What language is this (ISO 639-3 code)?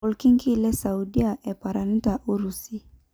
mas